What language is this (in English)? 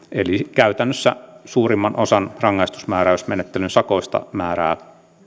Finnish